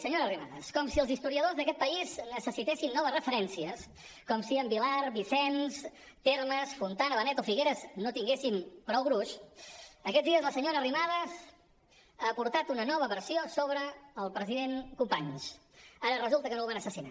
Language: Catalan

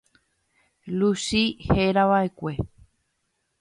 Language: Guarani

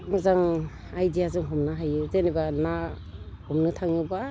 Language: Bodo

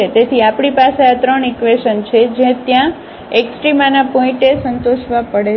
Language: Gujarati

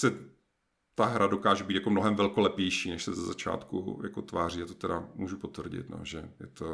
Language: Czech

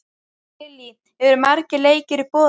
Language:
Icelandic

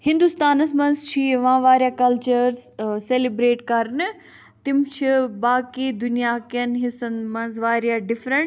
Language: Kashmiri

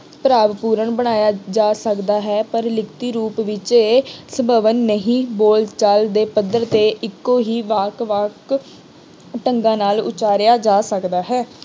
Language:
Punjabi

